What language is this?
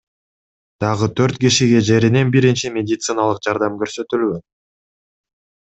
Kyrgyz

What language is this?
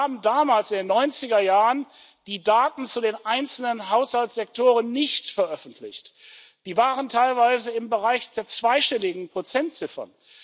German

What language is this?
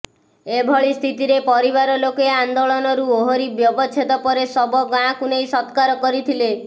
Odia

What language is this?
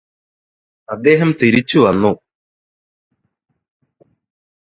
Malayalam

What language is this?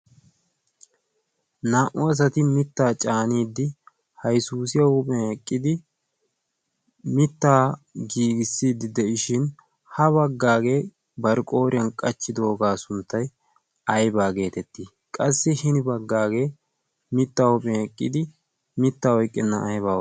Wolaytta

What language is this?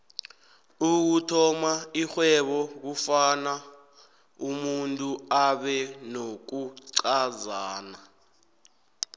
South Ndebele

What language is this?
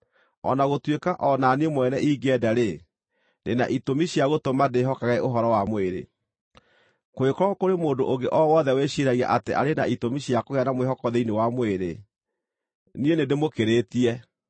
Kikuyu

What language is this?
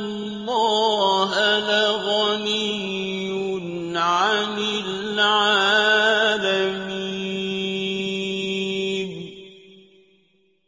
Arabic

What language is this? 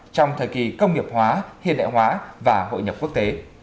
Vietnamese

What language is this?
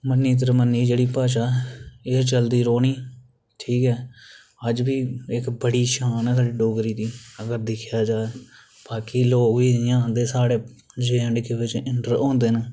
Dogri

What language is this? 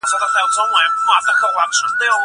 Pashto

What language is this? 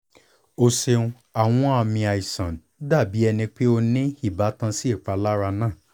Yoruba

